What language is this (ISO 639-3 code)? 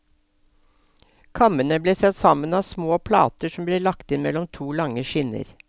nor